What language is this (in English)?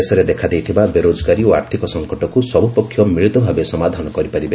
Odia